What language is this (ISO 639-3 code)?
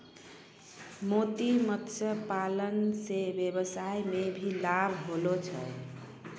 mai